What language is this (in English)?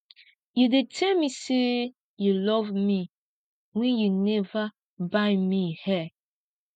Nigerian Pidgin